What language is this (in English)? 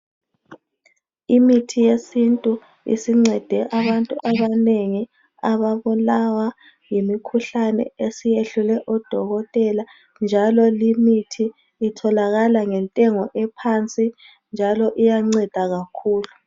North Ndebele